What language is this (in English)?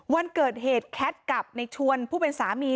Thai